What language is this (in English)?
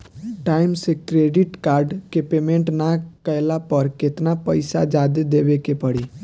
Bhojpuri